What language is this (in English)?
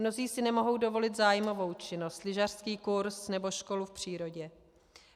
Czech